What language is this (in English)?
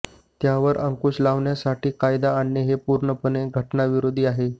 Marathi